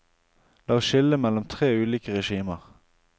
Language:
Norwegian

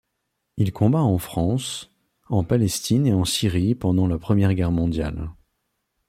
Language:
French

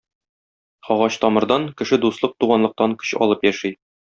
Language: Tatar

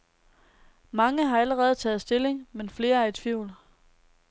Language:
Danish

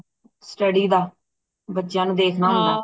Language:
Punjabi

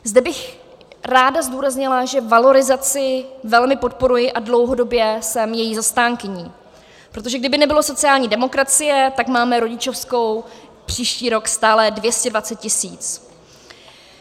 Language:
Czech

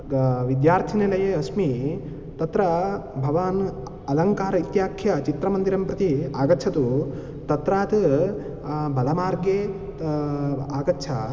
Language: Sanskrit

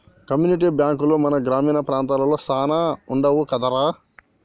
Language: Telugu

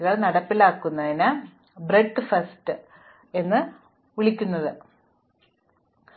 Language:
Malayalam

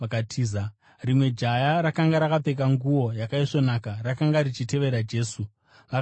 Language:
Shona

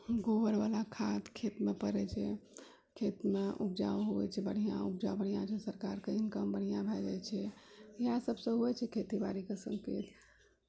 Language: Maithili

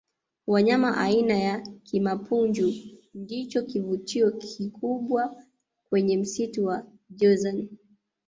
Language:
Swahili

